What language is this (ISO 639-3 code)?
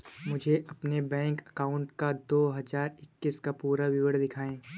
hin